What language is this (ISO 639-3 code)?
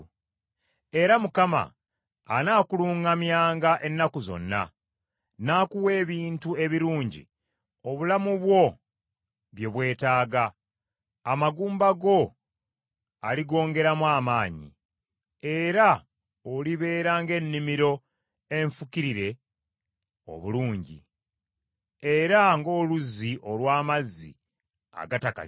lug